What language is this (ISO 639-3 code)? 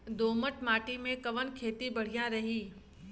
bho